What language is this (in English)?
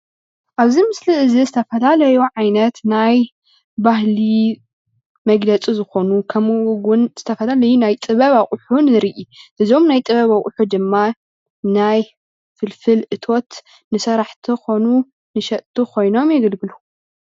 Tigrinya